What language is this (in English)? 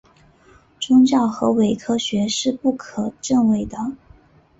Chinese